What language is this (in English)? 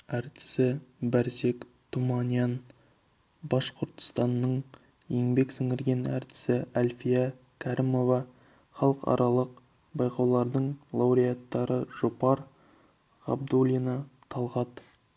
Kazakh